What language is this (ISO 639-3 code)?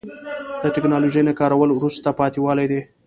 pus